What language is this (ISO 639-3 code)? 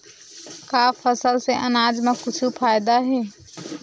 hne